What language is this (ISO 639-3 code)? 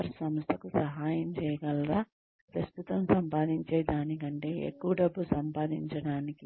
tel